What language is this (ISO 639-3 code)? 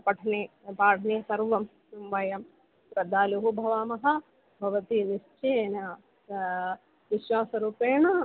san